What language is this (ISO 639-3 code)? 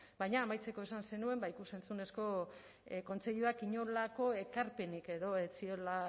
eus